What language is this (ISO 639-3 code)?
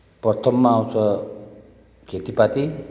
nep